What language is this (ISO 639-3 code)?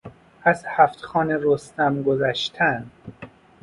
fas